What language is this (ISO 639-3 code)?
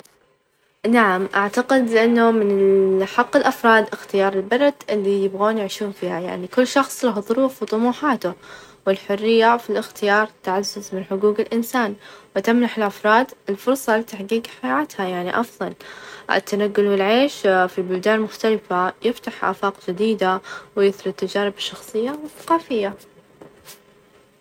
ars